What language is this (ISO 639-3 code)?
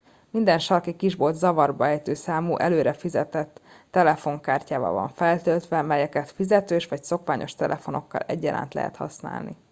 hun